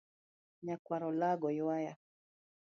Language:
Luo (Kenya and Tanzania)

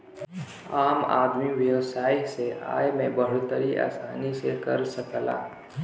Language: Bhojpuri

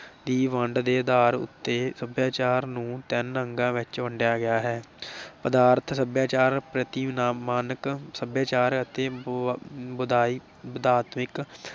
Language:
Punjabi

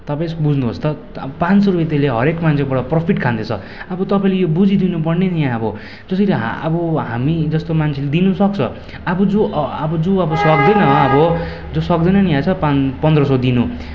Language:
Nepali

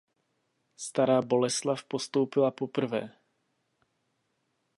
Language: Czech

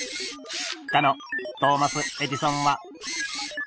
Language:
Japanese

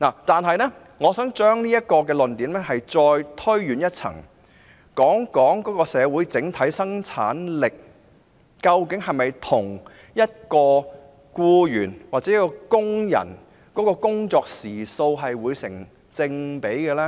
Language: Cantonese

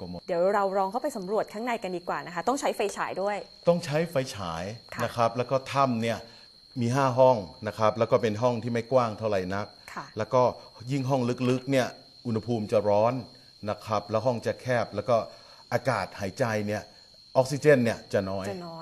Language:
Thai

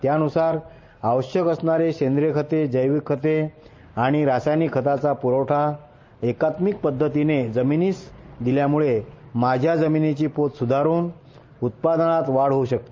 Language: Marathi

